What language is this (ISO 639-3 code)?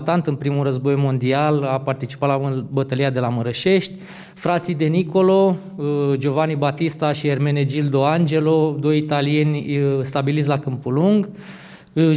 ron